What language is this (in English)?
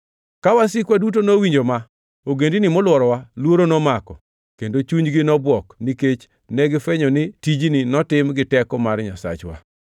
Luo (Kenya and Tanzania)